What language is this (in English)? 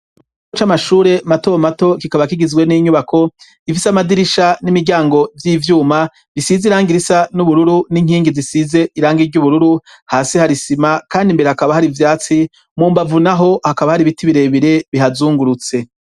Rundi